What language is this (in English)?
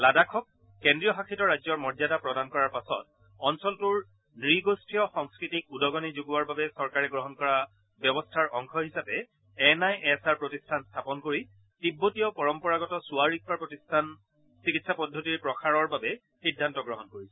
Assamese